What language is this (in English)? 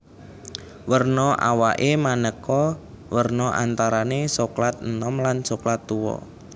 Javanese